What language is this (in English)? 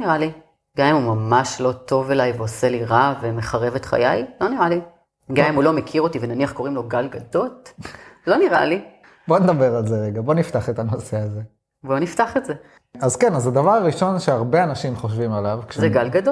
Hebrew